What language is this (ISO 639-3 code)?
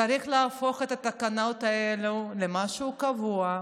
heb